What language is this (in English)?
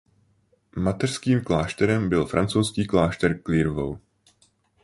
Czech